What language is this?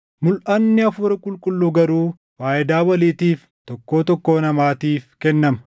Oromo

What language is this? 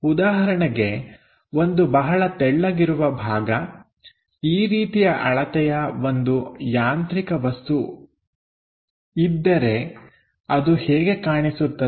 Kannada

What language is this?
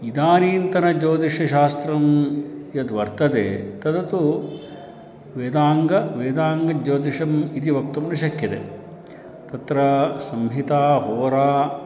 Sanskrit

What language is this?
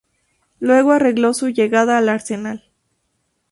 Spanish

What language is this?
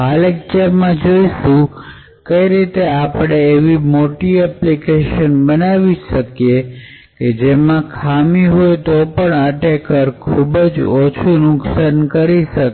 Gujarati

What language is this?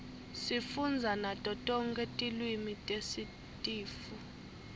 Swati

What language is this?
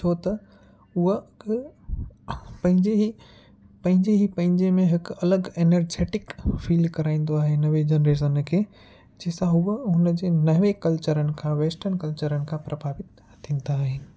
Sindhi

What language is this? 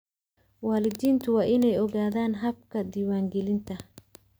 Somali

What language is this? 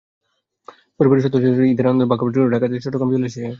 Bangla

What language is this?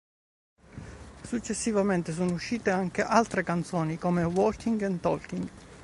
Italian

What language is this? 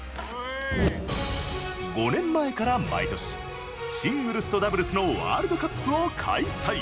Japanese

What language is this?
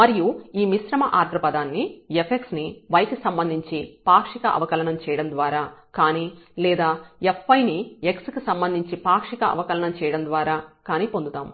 Telugu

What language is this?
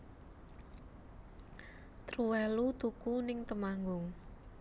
Javanese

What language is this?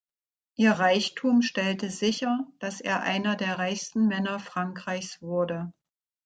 German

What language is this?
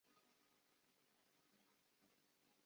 Chinese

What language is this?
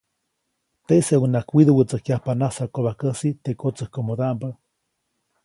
Copainalá Zoque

